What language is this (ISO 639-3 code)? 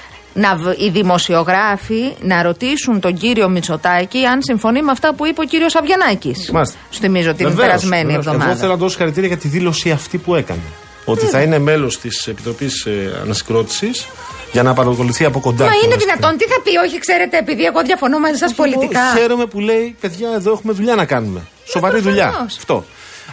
ell